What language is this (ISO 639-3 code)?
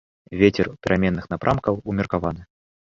bel